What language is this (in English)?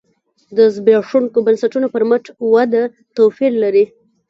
Pashto